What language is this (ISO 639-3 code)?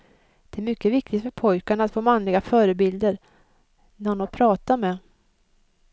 swe